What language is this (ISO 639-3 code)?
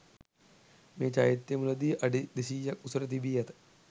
sin